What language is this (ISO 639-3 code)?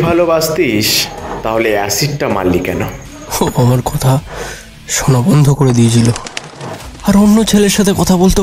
hin